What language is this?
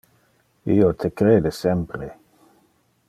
Interlingua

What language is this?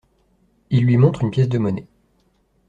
French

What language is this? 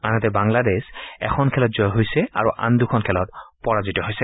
Assamese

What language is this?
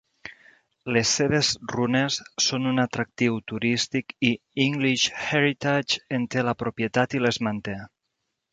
Catalan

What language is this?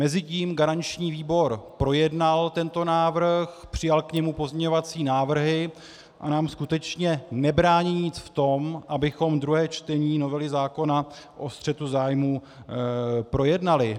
Czech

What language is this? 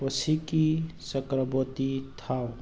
Manipuri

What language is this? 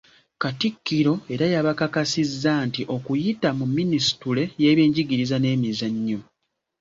Ganda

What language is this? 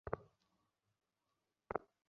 Bangla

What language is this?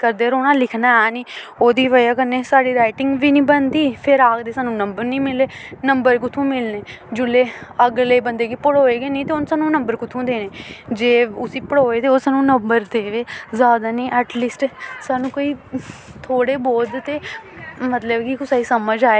Dogri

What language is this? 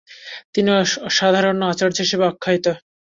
Bangla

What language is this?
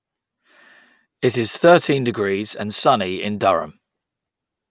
English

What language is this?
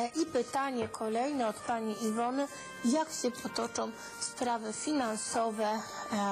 Polish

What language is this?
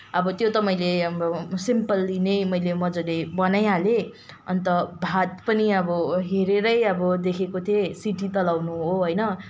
Nepali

